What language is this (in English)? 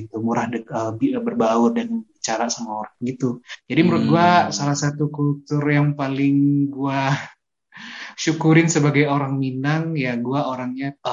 Indonesian